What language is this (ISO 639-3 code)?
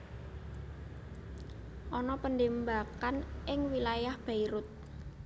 jav